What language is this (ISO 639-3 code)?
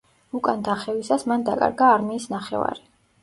kat